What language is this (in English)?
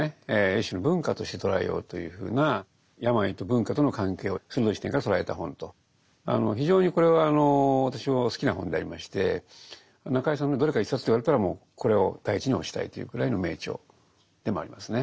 Japanese